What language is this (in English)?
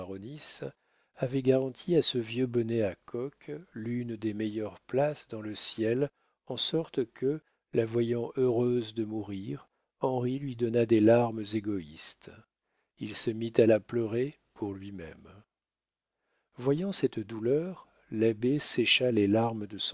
French